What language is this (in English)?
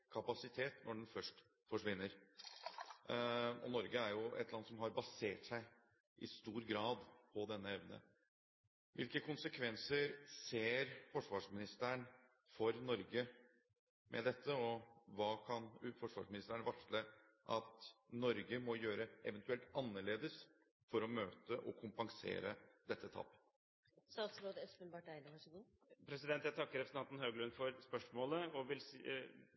Norwegian Bokmål